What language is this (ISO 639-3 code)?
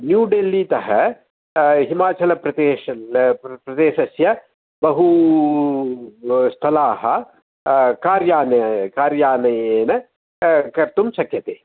san